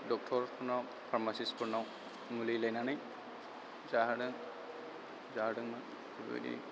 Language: Bodo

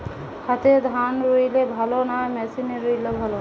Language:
Bangla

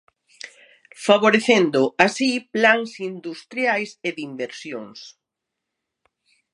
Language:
Galician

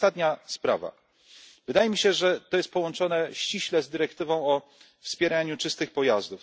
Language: Polish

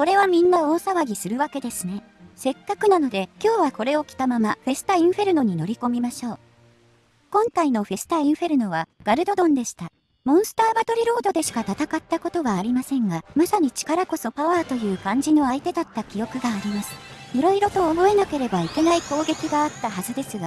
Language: Japanese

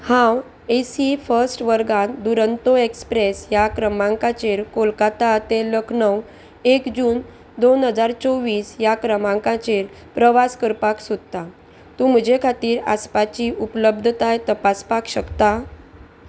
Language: Konkani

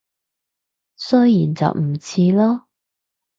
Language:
Cantonese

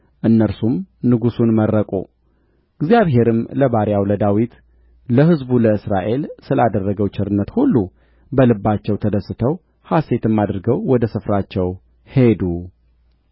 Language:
Amharic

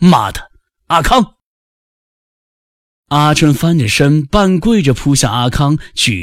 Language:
Chinese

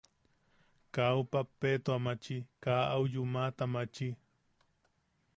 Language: Yaqui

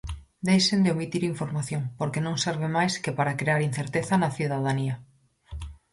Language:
Galician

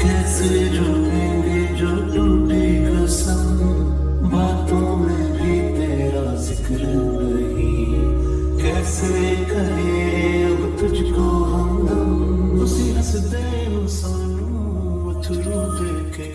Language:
Urdu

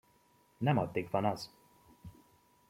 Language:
Hungarian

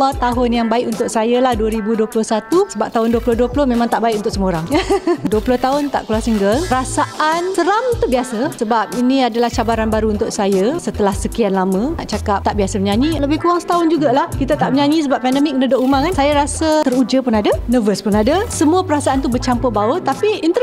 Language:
Malay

